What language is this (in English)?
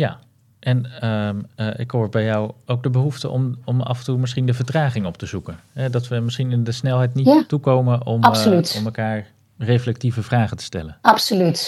Dutch